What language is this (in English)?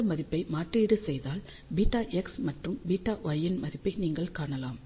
Tamil